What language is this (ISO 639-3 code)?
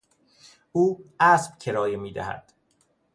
fas